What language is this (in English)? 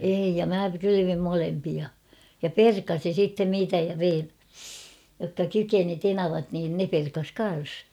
Finnish